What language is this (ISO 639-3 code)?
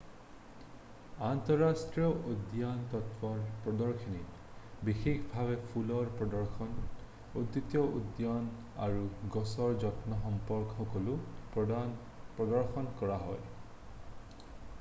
asm